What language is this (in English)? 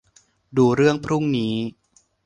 Thai